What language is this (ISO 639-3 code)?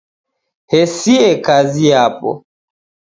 dav